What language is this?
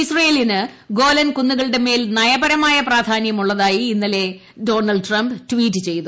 Malayalam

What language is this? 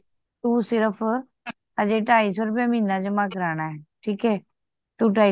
Punjabi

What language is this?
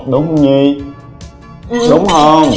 Vietnamese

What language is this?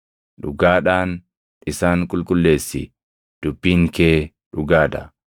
Oromo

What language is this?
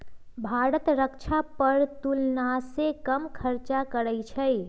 Magahi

